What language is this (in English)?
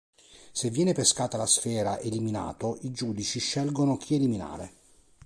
Italian